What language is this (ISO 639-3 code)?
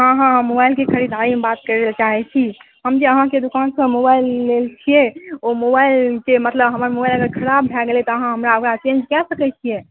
mai